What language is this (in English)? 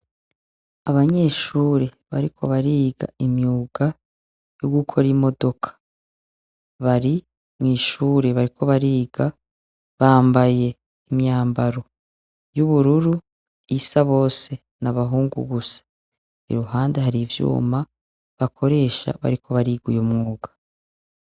Rundi